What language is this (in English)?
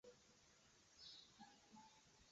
Chinese